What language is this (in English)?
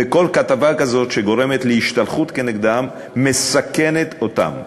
Hebrew